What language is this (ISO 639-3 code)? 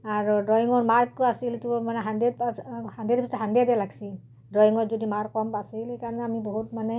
asm